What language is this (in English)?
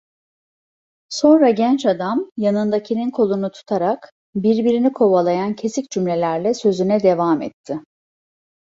Turkish